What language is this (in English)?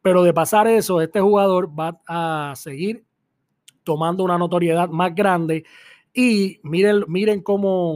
Spanish